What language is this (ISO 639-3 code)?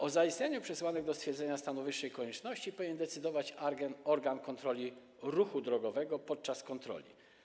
pol